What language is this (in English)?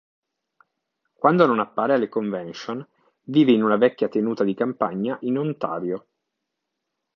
Italian